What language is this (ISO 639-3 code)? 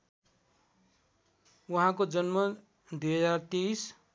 nep